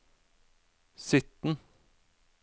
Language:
Norwegian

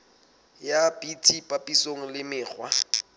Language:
Southern Sotho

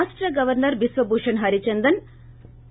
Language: Telugu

